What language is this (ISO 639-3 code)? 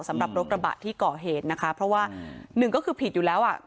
tha